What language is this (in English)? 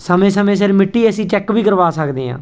Punjabi